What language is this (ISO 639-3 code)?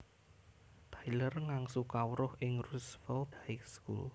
jav